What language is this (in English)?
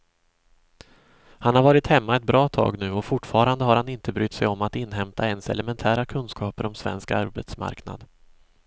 Swedish